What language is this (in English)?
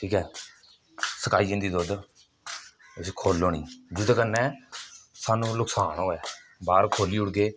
Dogri